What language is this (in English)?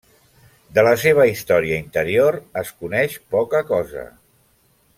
Catalan